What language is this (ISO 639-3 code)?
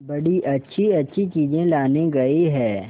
hin